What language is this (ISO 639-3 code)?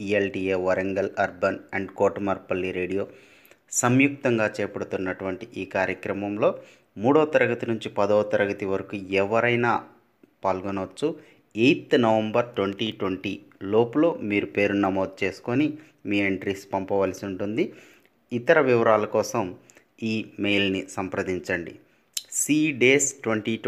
tel